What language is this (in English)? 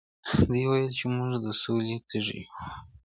Pashto